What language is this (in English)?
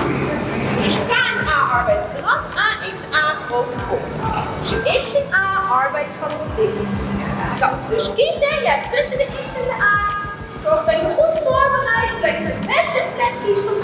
Dutch